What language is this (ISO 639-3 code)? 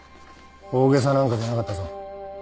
jpn